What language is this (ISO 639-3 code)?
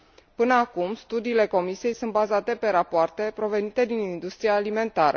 ron